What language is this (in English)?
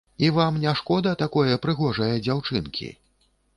Belarusian